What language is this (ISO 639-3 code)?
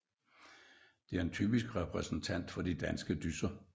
dan